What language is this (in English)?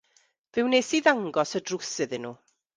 Welsh